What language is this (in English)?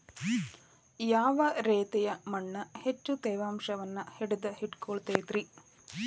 Kannada